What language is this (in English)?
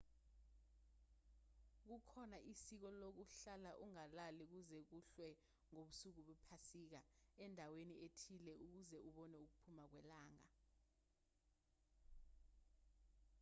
Zulu